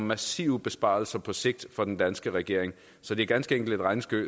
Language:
Danish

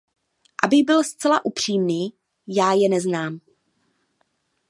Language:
Czech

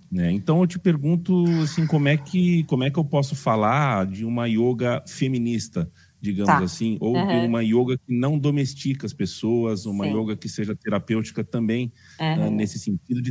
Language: Portuguese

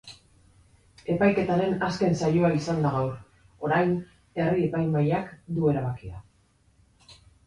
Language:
Basque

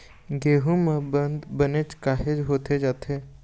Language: Chhattisgarhi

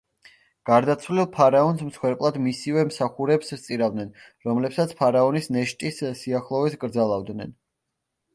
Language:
Georgian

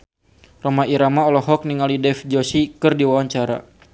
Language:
Sundanese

